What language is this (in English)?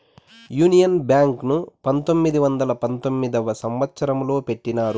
Telugu